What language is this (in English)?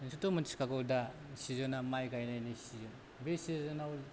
Bodo